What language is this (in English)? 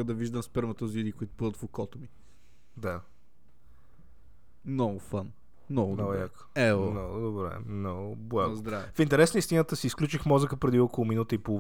Bulgarian